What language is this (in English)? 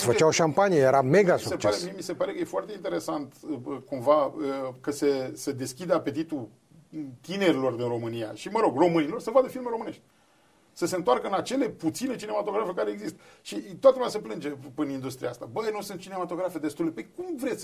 Romanian